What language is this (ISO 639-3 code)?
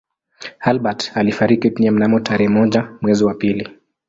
swa